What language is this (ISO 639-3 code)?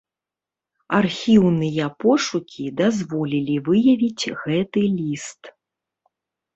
bel